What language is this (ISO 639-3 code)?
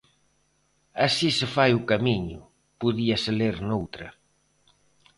glg